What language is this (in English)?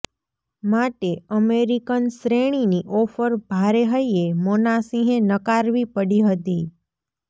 Gujarati